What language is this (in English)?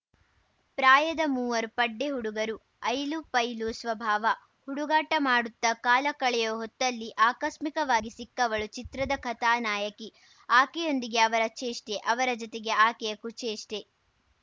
Kannada